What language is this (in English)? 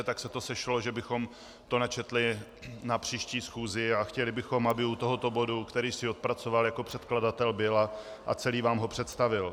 Czech